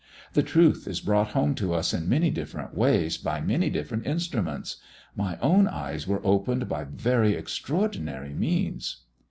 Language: English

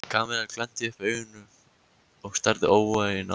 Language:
Icelandic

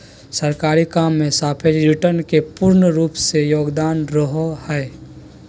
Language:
Magahi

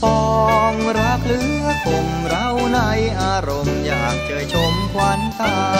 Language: Thai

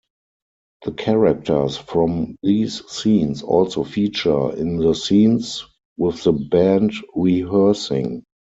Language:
English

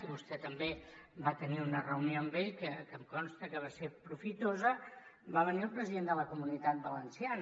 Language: Catalan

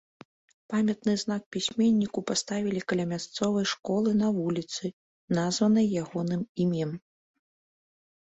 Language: Belarusian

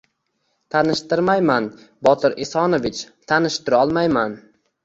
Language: Uzbek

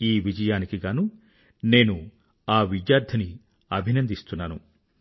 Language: Telugu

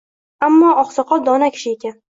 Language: Uzbek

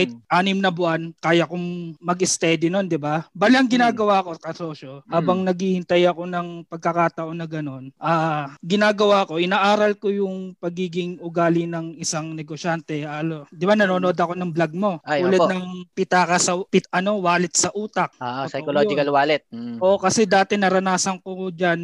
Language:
Filipino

